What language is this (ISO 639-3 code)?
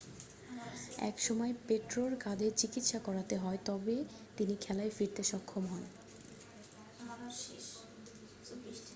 ben